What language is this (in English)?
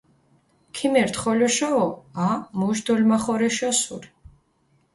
Mingrelian